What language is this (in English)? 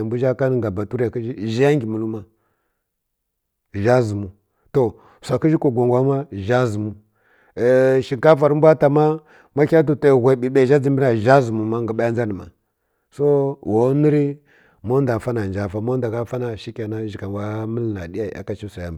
Kirya-Konzəl